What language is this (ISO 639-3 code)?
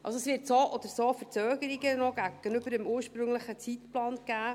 gsw